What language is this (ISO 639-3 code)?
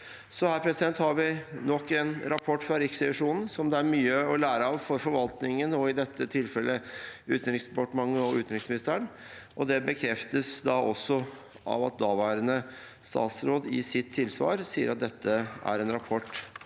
nor